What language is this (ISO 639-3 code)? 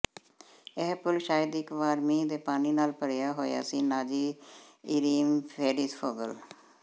pan